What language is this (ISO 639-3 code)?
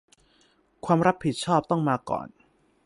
tha